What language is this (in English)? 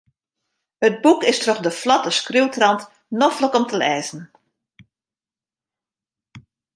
Western Frisian